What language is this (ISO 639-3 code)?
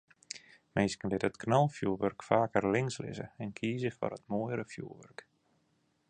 fry